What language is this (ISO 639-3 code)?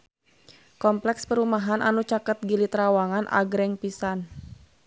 sun